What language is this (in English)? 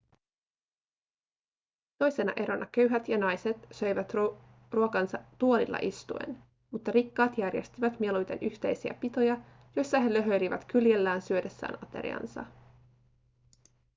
Finnish